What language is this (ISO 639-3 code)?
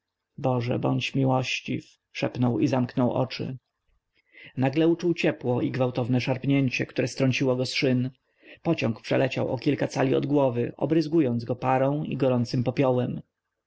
pol